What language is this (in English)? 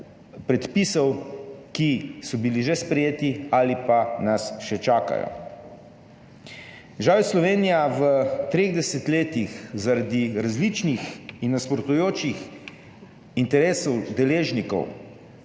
Slovenian